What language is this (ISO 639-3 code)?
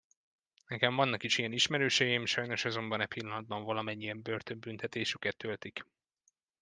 hun